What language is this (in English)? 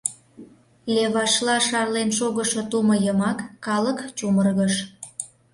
Mari